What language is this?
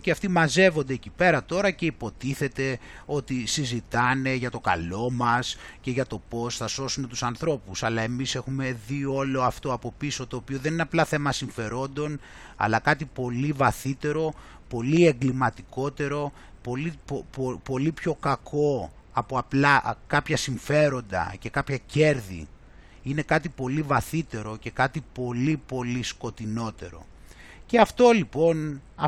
Greek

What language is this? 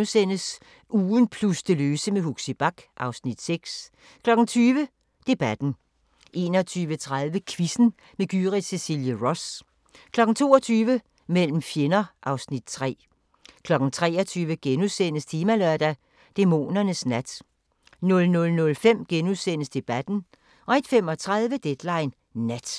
Danish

